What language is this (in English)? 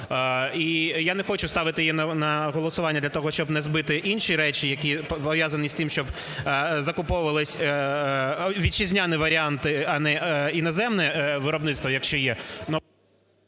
Ukrainian